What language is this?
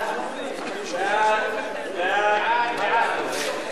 Hebrew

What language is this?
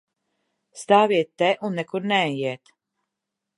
Latvian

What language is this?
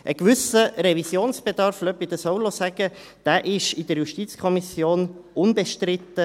Swiss German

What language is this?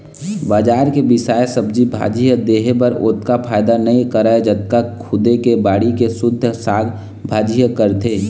Chhattisgarhi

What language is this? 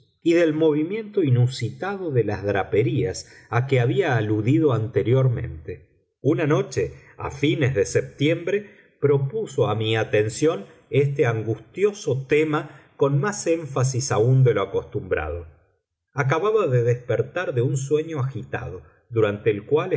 Spanish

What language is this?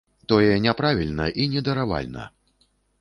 Belarusian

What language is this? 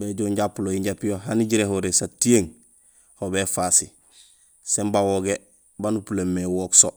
Gusilay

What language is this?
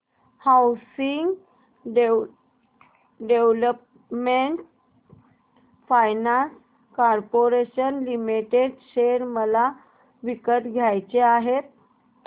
Marathi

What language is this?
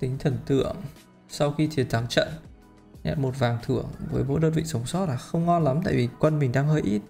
Vietnamese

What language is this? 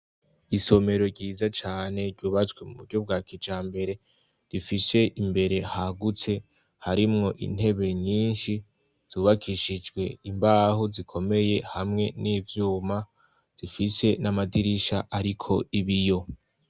Rundi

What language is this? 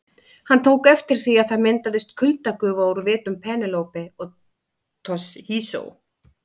Icelandic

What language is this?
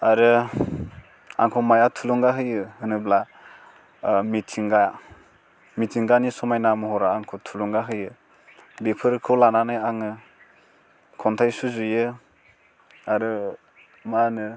Bodo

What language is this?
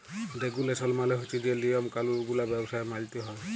Bangla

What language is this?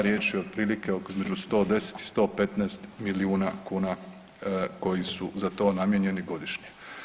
Croatian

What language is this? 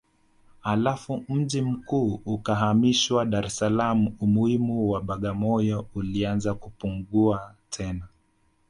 Swahili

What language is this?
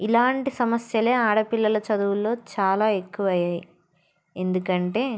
Telugu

